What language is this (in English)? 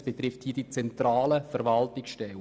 Swiss German